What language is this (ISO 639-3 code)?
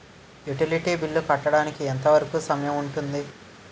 tel